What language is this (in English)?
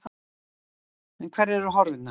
Icelandic